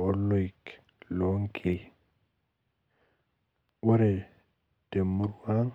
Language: Masai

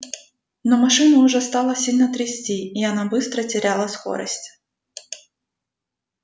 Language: Russian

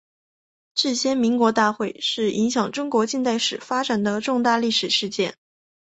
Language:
Chinese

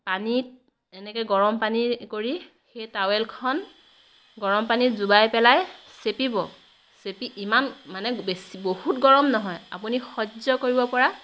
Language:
Assamese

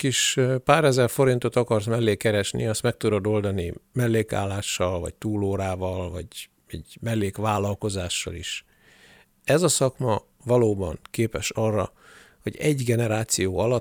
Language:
Hungarian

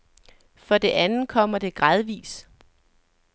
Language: Danish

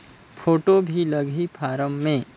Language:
Chhattisgarhi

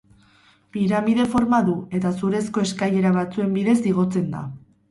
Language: Basque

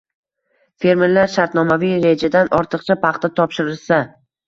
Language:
Uzbek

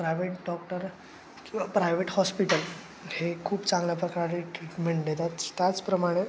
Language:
Marathi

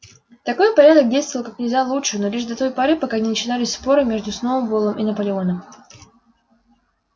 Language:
Russian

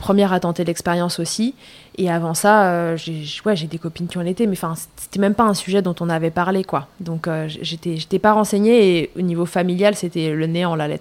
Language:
French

